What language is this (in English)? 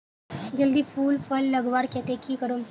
Magahi